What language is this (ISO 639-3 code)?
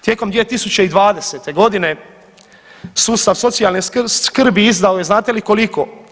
hrv